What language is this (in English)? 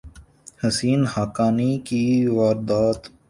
Urdu